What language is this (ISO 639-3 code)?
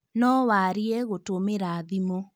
kik